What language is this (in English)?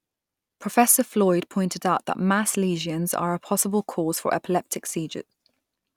English